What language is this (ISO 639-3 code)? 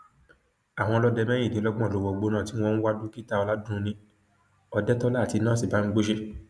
yor